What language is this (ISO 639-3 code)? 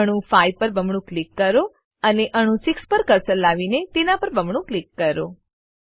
guj